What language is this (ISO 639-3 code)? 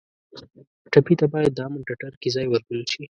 pus